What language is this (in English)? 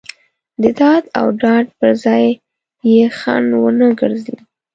Pashto